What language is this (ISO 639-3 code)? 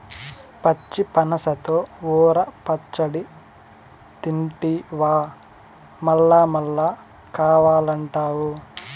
tel